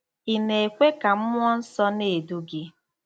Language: Igbo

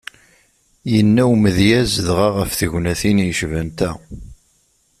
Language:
Kabyle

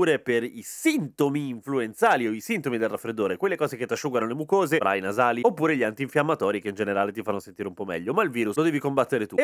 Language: Italian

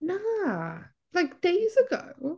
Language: Welsh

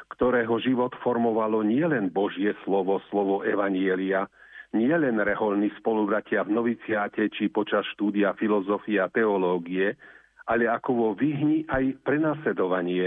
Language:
Slovak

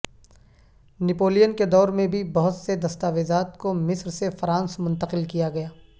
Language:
Urdu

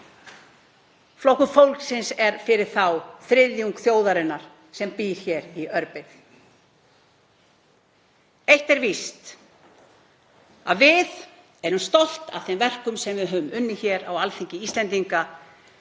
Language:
Icelandic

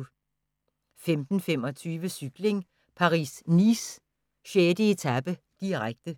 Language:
Danish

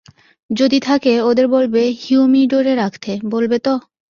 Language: Bangla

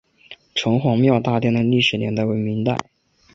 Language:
Chinese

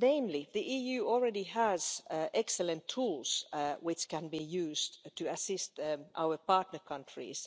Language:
English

